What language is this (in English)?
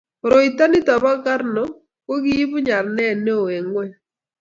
Kalenjin